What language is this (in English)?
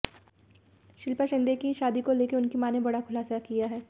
Hindi